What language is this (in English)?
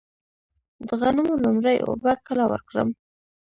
Pashto